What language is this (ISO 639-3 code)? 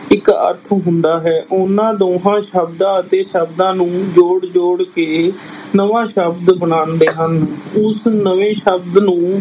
pan